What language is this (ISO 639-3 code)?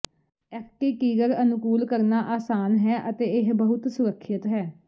pan